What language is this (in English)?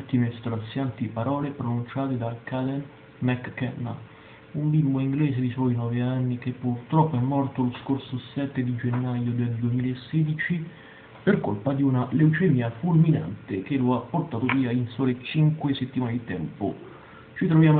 Italian